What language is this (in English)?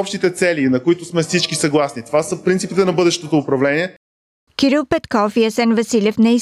Bulgarian